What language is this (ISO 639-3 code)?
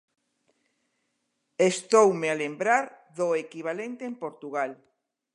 glg